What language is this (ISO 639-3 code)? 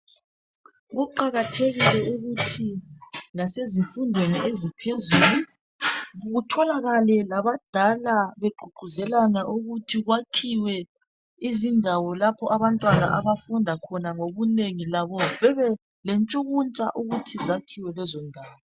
nde